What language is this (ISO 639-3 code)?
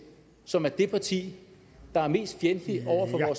dan